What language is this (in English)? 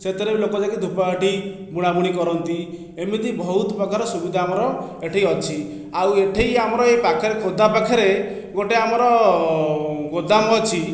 Odia